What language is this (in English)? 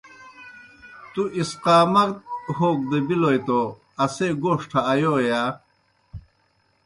Kohistani Shina